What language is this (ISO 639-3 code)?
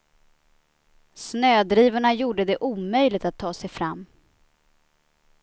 swe